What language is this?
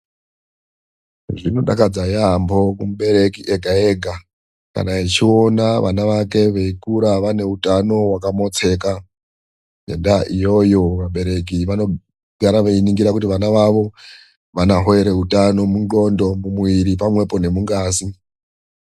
Ndau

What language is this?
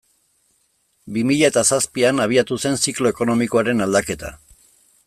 Basque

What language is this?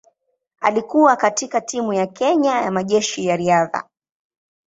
Swahili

